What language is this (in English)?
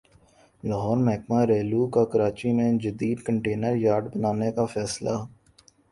Urdu